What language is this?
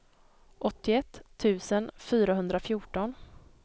Swedish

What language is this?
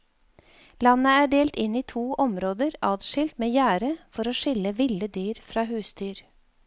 Norwegian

